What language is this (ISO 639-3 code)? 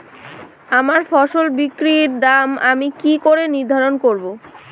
ben